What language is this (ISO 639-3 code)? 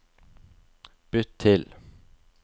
nor